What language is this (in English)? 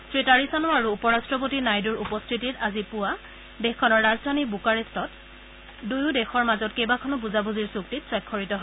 Assamese